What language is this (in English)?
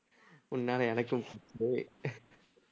Tamil